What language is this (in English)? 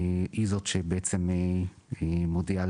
Hebrew